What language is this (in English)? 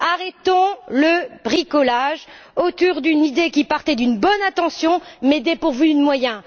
French